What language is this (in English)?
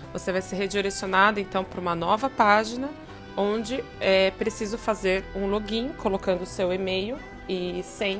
Portuguese